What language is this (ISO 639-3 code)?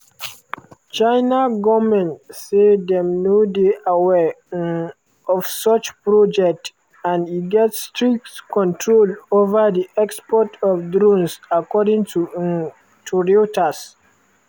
pcm